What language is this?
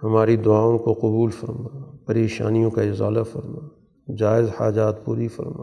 Urdu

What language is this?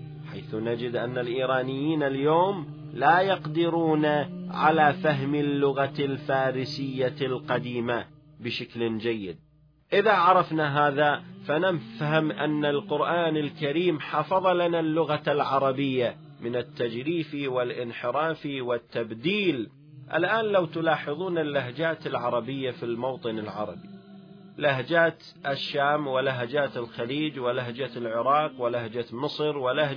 Arabic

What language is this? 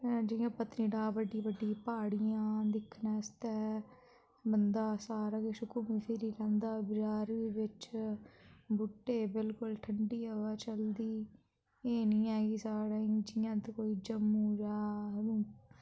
Dogri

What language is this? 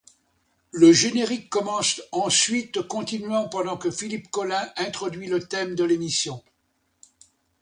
French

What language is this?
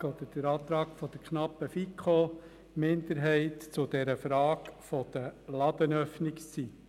Swiss German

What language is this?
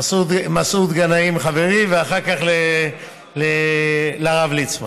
Hebrew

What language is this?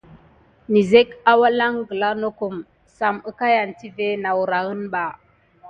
Gidar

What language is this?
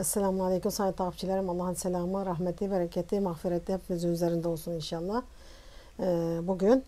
Turkish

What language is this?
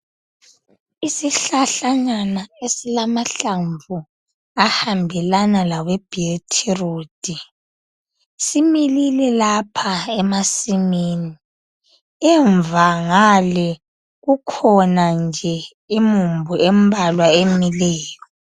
North Ndebele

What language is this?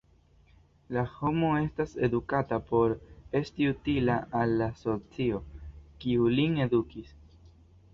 Esperanto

